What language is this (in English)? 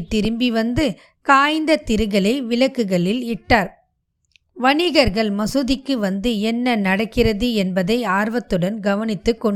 Tamil